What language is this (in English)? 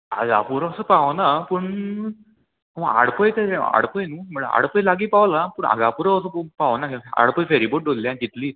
Konkani